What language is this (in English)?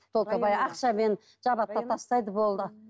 Kazakh